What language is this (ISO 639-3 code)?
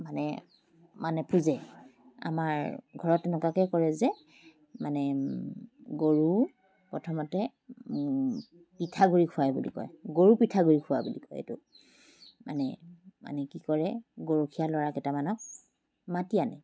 asm